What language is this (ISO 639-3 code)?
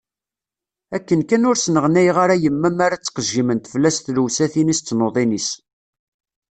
kab